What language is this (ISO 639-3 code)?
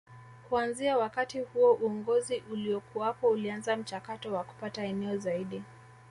swa